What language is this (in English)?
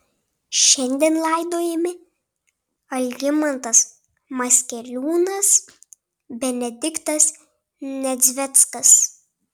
Lithuanian